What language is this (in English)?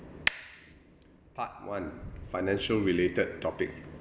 English